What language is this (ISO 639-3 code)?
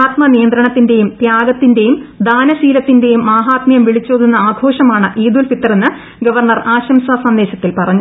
mal